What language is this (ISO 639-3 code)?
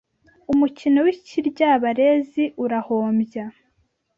kin